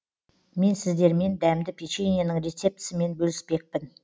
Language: Kazakh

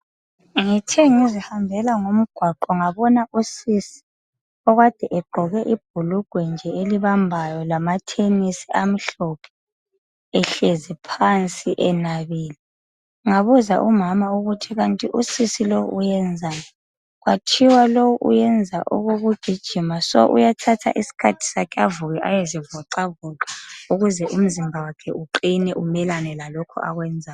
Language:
North Ndebele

